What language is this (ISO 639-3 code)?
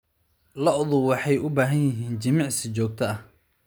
som